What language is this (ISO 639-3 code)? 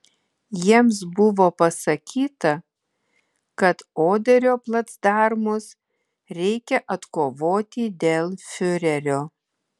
lit